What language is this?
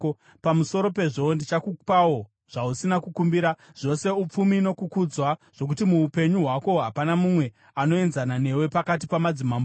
Shona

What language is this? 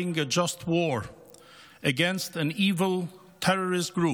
Hebrew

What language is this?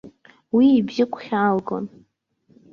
Abkhazian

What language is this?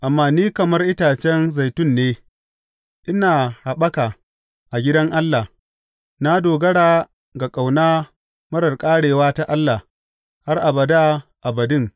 Hausa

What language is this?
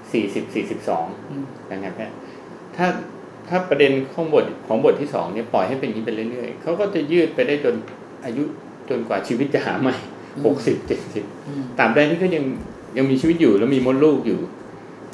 Thai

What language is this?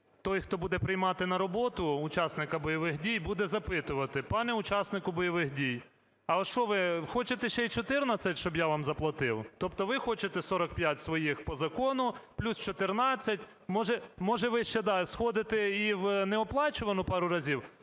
Ukrainian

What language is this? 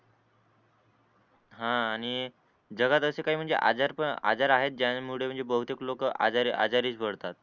Marathi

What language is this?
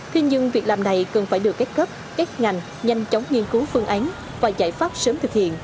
Vietnamese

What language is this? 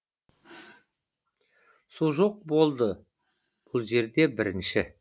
Kazakh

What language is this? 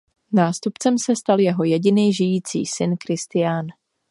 Czech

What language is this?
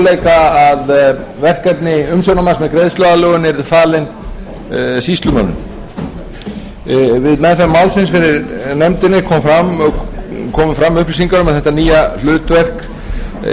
Icelandic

